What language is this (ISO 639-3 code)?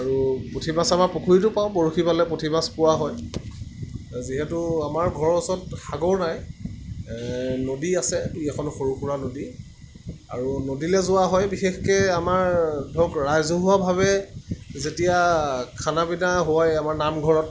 asm